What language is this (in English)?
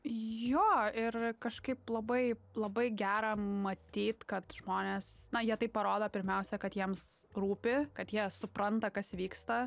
Lithuanian